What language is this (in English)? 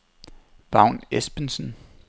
Danish